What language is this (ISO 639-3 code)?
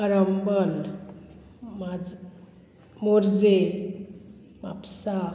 kok